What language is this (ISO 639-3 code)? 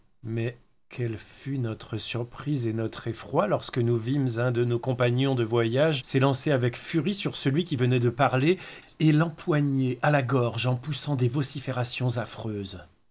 fra